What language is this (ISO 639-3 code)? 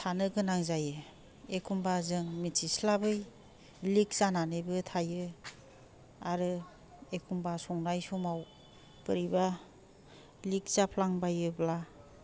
brx